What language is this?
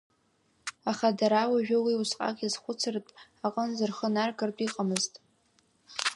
Abkhazian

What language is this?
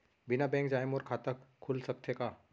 Chhattisgarhi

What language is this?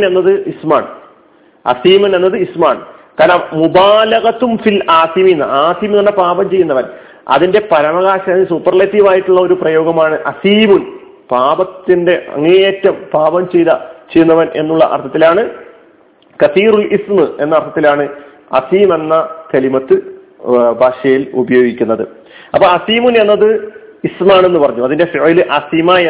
Malayalam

